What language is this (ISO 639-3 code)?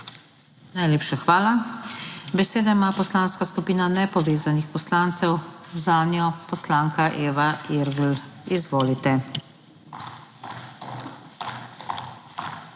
slv